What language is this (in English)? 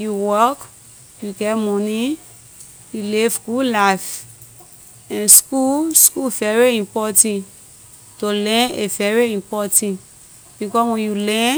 Liberian English